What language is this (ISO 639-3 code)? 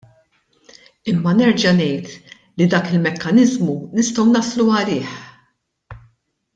mlt